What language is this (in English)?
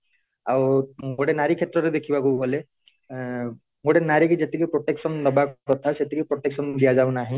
Odia